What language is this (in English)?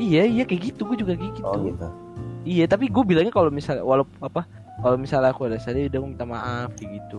Indonesian